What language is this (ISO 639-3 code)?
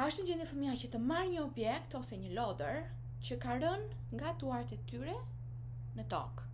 ron